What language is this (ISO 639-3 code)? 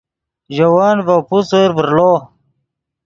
ydg